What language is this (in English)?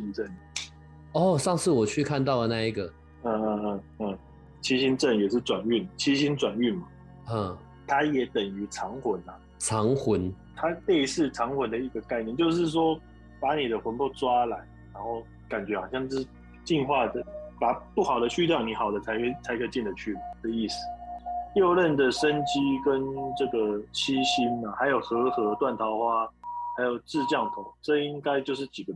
Chinese